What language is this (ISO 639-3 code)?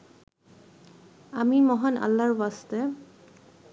ben